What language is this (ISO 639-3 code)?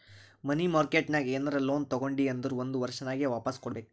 kan